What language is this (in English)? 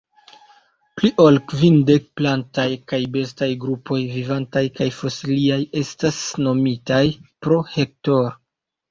Esperanto